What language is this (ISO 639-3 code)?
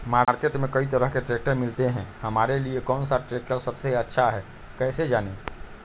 mag